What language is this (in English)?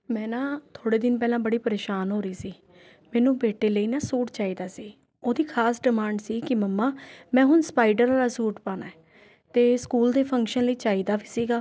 Punjabi